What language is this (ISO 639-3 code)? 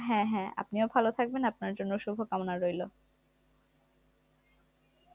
ben